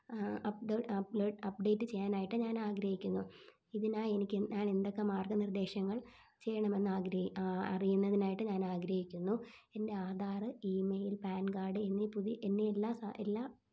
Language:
Malayalam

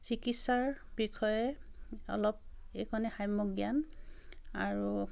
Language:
Assamese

